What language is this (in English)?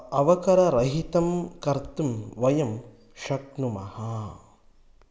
Sanskrit